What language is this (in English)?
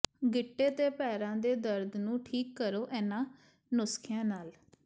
Punjabi